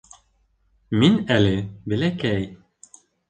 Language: Bashkir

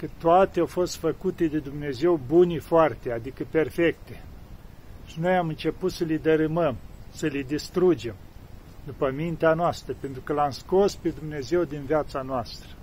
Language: Romanian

